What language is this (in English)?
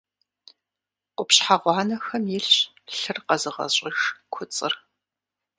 Kabardian